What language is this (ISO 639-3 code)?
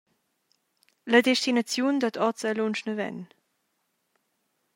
roh